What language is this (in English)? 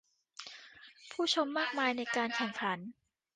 Thai